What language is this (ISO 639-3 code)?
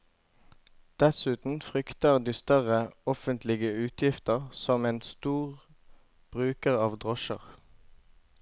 nor